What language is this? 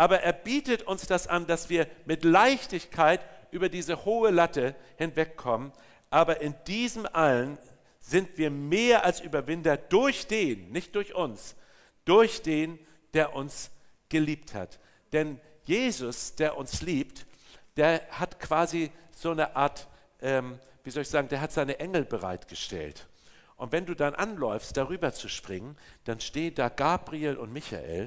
German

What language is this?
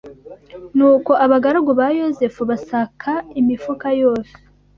Kinyarwanda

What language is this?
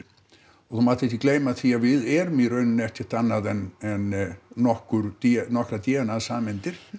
Icelandic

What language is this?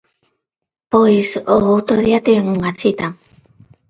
Galician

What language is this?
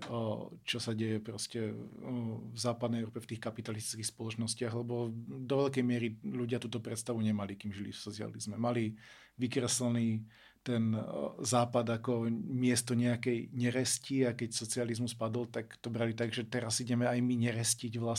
Slovak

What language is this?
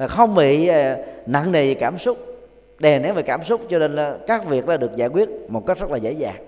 Vietnamese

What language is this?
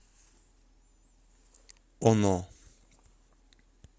Russian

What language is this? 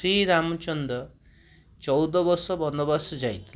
Odia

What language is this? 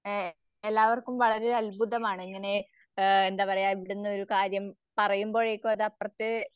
Malayalam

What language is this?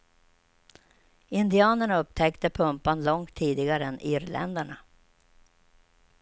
Swedish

